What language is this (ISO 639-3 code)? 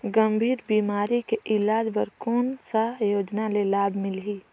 hne